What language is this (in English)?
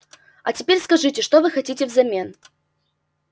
Russian